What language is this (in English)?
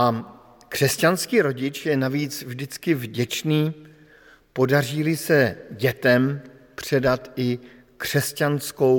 Czech